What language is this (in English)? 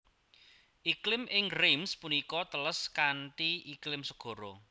Javanese